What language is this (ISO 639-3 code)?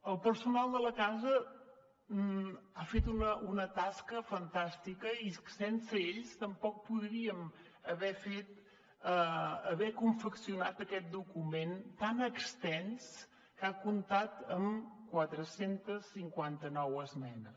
cat